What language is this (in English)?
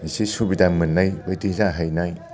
Bodo